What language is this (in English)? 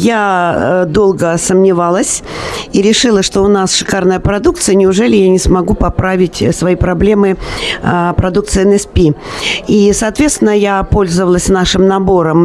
Russian